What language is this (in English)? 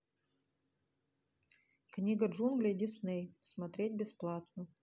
Russian